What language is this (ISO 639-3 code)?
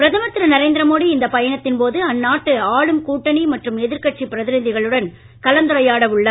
tam